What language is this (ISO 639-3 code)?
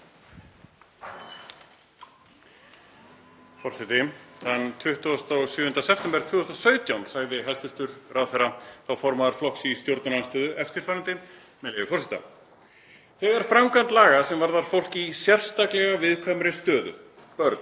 isl